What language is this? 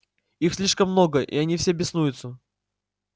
Russian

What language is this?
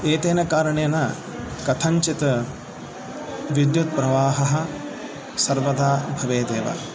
Sanskrit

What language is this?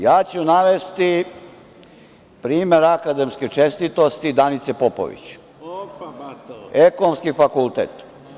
Serbian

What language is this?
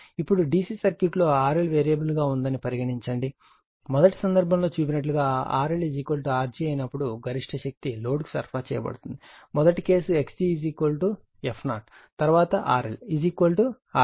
Telugu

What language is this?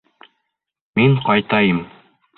Bashkir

